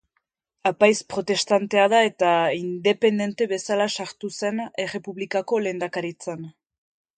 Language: Basque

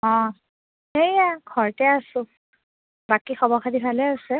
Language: Assamese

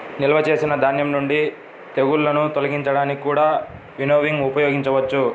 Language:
Telugu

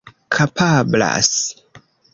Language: Esperanto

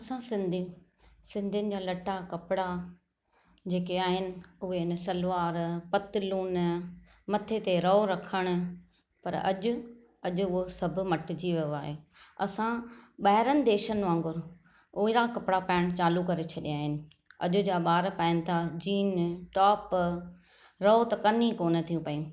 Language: Sindhi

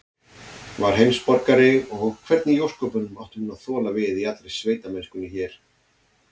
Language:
Icelandic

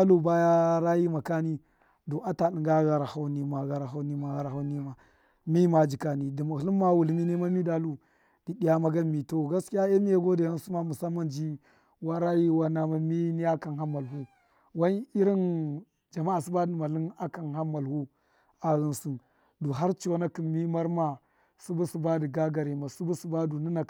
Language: Miya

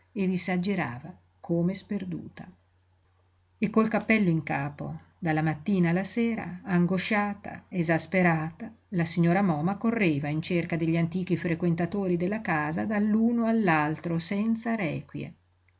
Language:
Italian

